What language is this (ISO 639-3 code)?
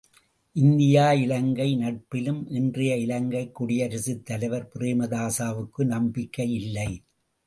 tam